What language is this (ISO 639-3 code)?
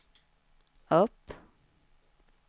swe